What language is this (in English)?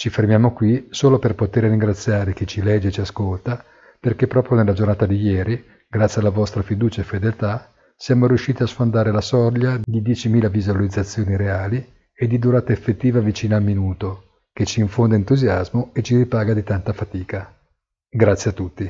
Italian